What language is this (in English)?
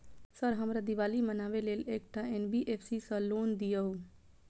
Maithili